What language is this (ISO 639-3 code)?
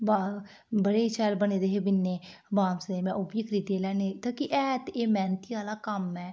doi